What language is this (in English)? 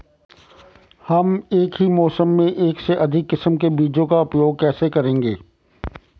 Hindi